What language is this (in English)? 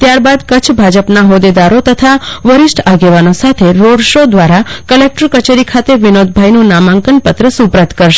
Gujarati